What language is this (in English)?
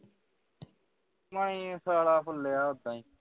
Punjabi